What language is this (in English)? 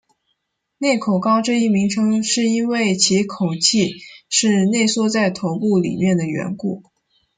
Chinese